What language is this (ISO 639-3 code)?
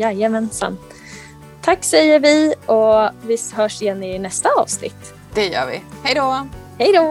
swe